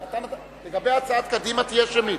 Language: Hebrew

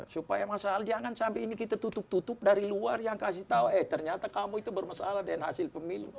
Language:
Indonesian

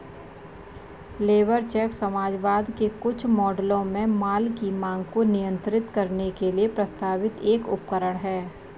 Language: Hindi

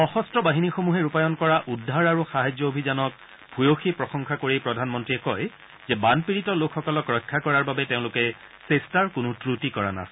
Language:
Assamese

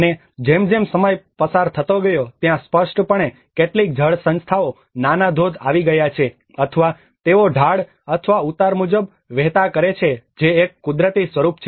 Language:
Gujarati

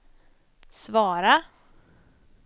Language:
Swedish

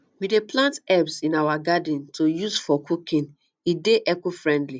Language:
Nigerian Pidgin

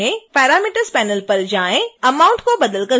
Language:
Hindi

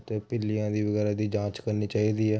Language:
Punjabi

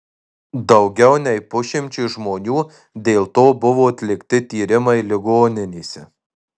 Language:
Lithuanian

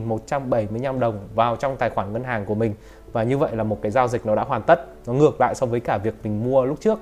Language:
Vietnamese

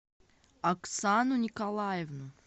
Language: Russian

